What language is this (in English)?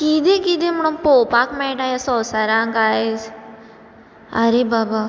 Konkani